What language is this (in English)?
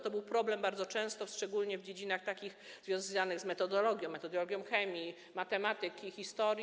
Polish